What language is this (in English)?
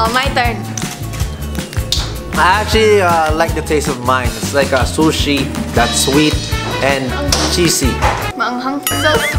English